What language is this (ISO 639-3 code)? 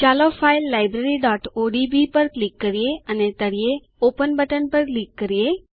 guj